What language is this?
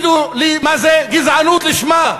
Hebrew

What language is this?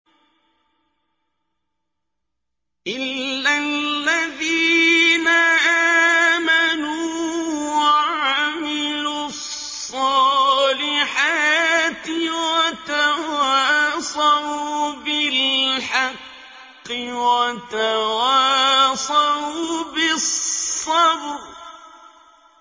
Arabic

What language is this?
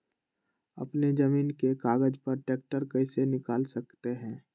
Magahi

